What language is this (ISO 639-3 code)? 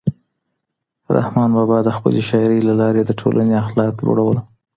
pus